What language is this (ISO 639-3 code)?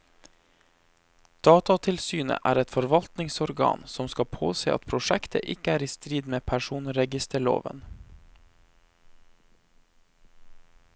nor